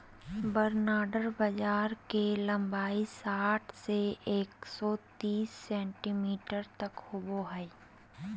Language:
Magahi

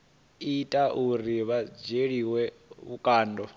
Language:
Venda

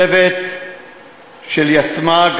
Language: Hebrew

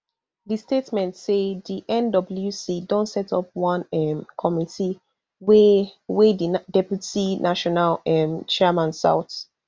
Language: Nigerian Pidgin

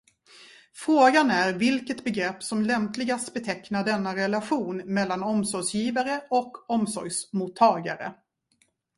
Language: Swedish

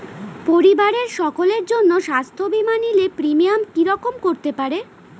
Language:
Bangla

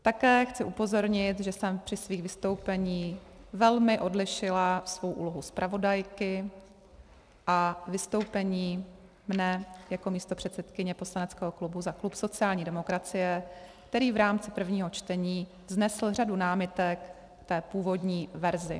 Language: Czech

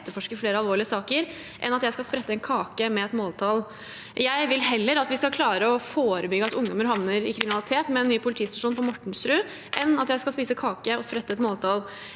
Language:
Norwegian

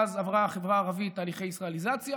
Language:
Hebrew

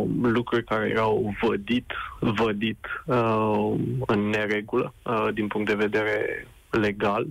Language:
Romanian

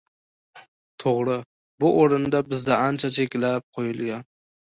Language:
Uzbek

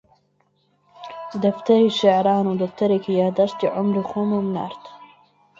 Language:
Central Kurdish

